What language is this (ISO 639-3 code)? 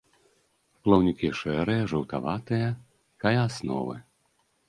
bel